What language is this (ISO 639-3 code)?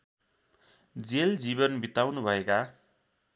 nep